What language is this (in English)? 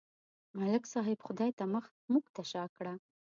Pashto